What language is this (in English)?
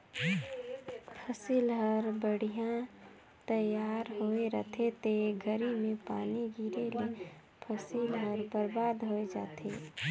Chhattisgarhi